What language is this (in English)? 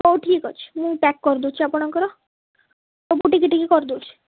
Odia